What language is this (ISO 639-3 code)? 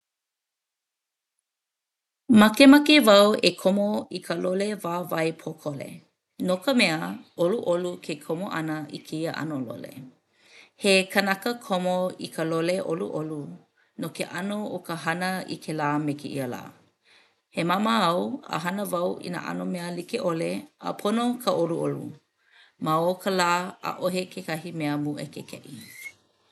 haw